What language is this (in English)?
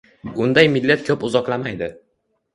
Uzbek